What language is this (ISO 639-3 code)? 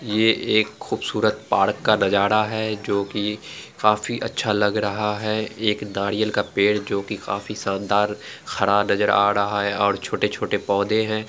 anp